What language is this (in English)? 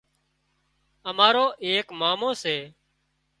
Wadiyara Koli